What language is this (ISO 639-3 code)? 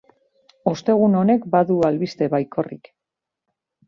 eus